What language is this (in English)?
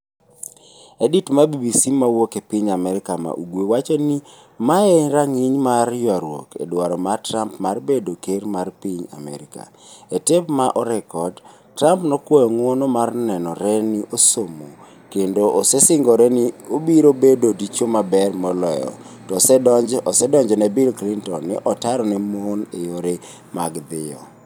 Luo (Kenya and Tanzania)